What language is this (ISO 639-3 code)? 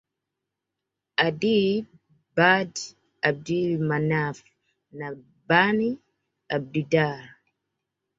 swa